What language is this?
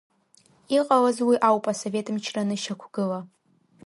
Abkhazian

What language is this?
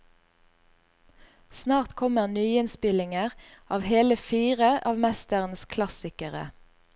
Norwegian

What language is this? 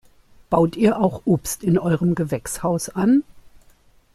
German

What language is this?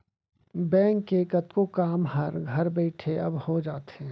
Chhattisgarhi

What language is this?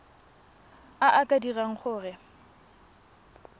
Tswana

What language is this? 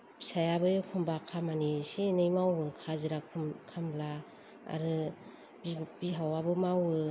Bodo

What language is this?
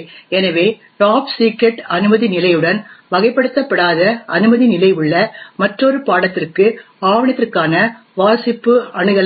Tamil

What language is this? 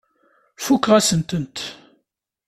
Kabyle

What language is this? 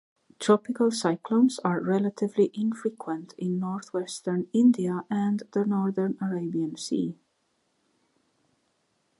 English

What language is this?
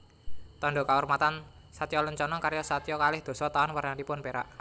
Javanese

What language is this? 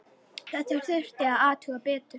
Icelandic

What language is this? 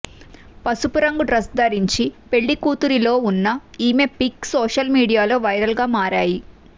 Telugu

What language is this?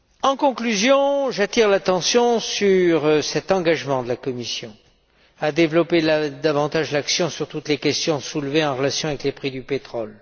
French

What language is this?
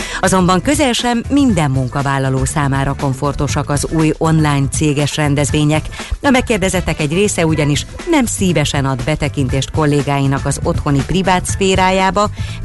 Hungarian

